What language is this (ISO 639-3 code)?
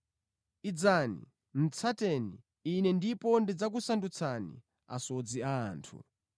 nya